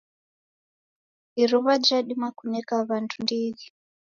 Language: Taita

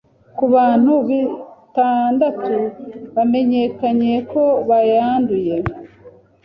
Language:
Kinyarwanda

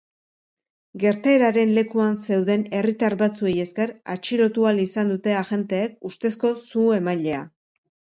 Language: Basque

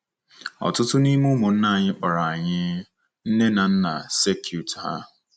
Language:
Igbo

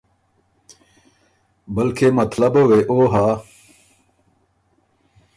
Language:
Ormuri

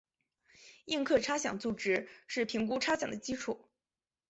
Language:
Chinese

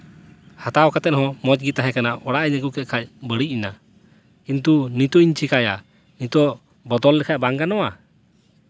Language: Santali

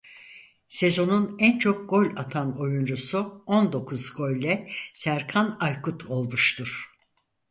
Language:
Turkish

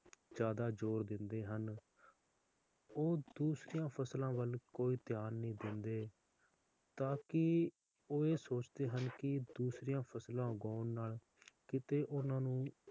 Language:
Punjabi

